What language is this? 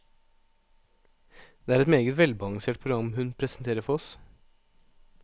Norwegian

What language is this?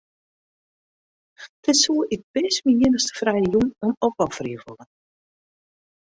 Western Frisian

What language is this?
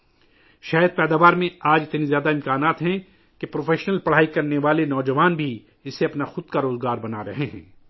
Urdu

